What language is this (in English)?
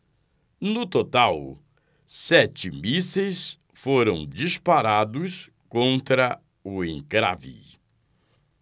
Portuguese